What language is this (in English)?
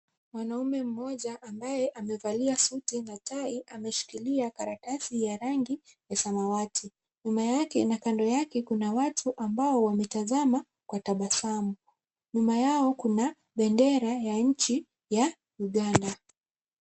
Swahili